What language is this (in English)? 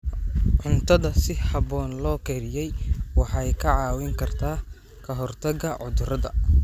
Somali